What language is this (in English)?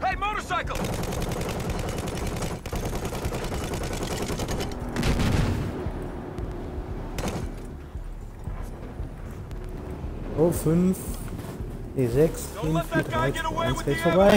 German